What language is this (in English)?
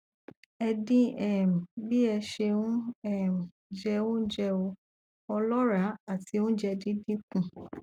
Yoruba